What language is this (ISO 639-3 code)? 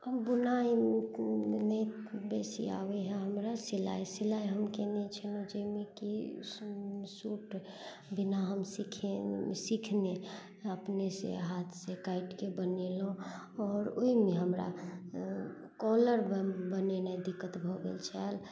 mai